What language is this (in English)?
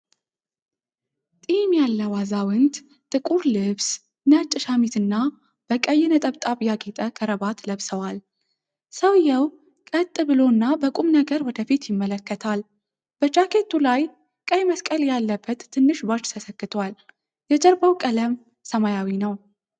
Amharic